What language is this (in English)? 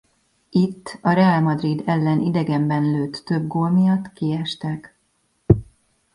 Hungarian